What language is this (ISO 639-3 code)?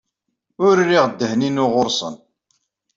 kab